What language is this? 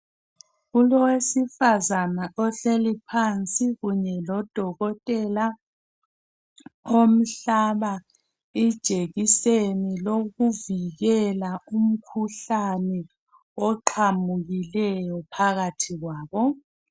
North Ndebele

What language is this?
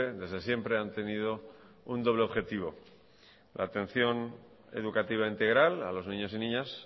Spanish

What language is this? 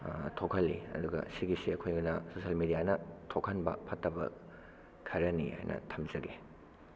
Manipuri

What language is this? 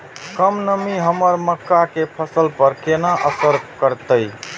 Maithili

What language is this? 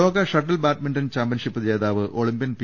Malayalam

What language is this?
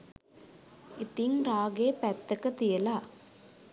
Sinhala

